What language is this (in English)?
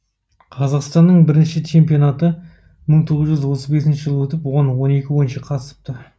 Kazakh